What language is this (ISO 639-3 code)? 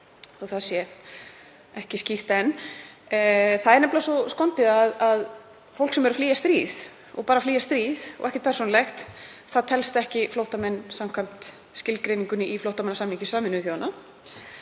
isl